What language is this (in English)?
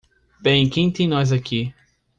Portuguese